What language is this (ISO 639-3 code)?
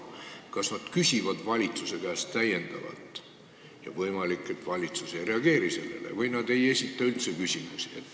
est